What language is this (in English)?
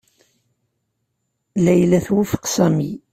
Kabyle